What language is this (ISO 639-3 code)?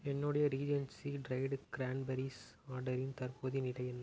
tam